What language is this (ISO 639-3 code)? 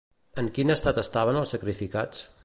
cat